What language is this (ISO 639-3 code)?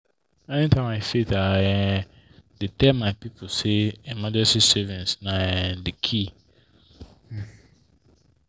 pcm